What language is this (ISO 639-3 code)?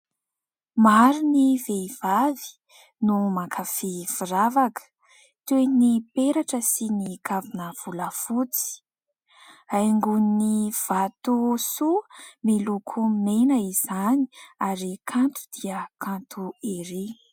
mlg